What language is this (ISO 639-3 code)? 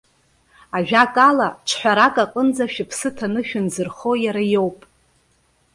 abk